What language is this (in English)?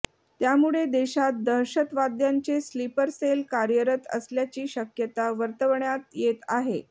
Marathi